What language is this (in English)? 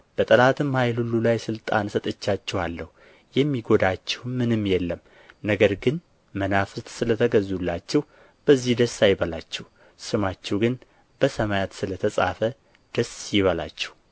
Amharic